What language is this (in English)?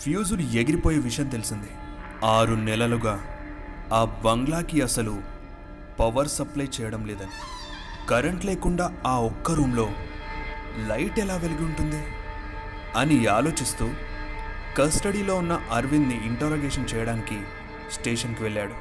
Telugu